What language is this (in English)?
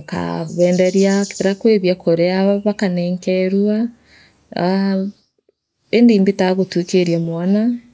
Meru